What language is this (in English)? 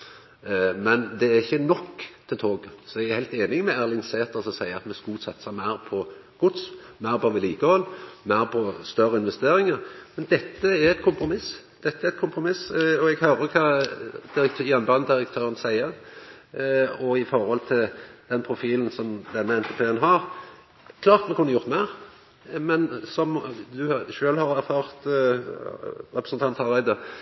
Norwegian Nynorsk